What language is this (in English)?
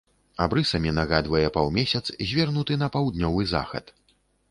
Belarusian